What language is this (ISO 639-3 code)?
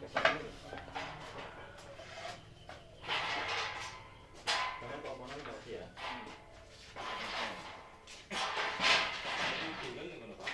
ind